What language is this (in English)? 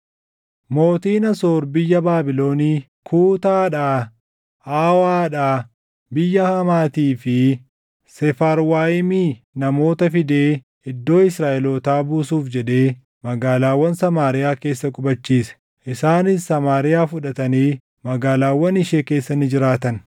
Oromo